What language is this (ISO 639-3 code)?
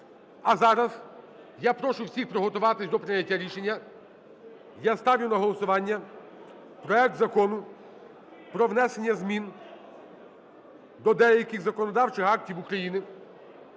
ukr